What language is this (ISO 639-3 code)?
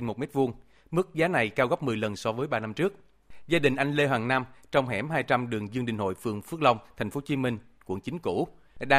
vie